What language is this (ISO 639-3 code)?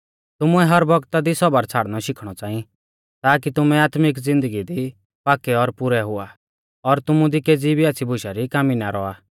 bfz